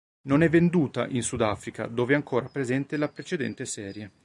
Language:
Italian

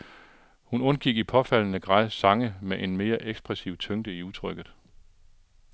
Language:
Danish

